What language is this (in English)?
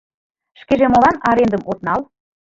Mari